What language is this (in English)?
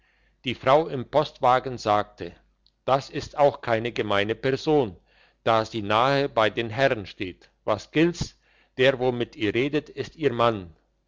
German